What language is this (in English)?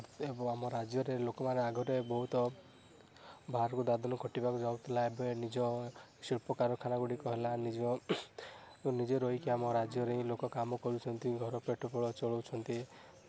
Odia